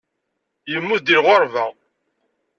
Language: Kabyle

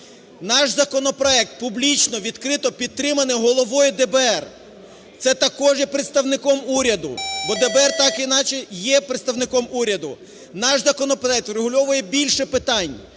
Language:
Ukrainian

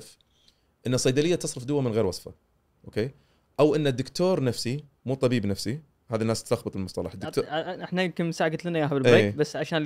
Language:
Arabic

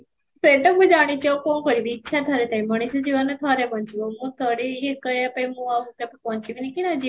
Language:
Odia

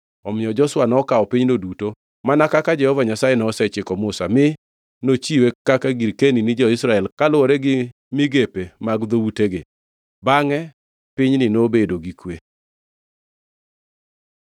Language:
Luo (Kenya and Tanzania)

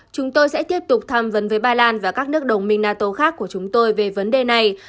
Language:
Vietnamese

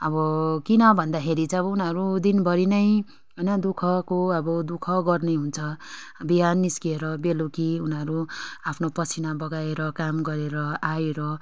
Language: Nepali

